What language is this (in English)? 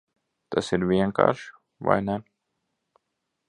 Latvian